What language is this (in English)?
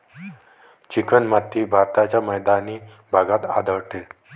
Marathi